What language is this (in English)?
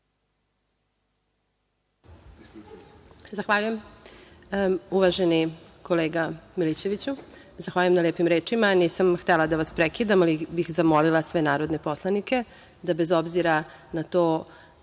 Serbian